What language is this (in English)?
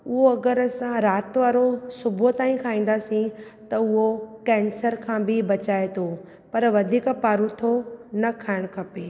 Sindhi